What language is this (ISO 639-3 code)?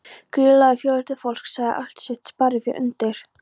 isl